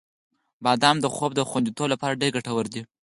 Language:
Pashto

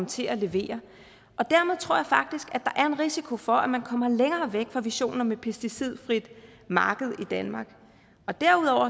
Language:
Danish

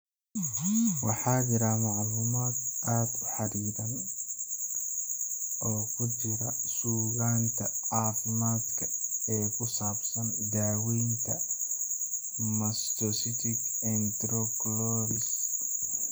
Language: Somali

